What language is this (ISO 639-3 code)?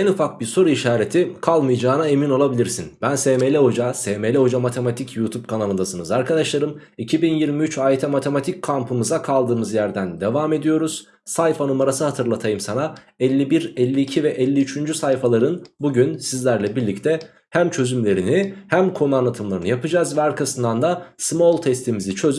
tur